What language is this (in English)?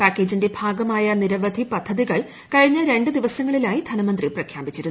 Malayalam